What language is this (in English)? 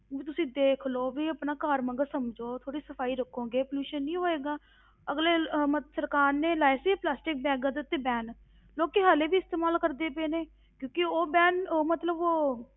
Punjabi